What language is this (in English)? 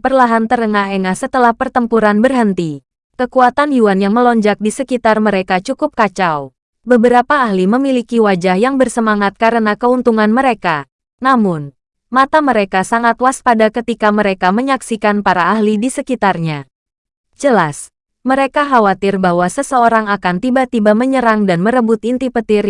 Indonesian